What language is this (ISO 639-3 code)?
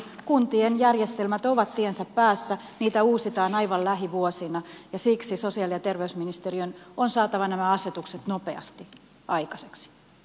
fin